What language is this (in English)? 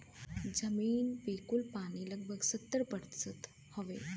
Bhojpuri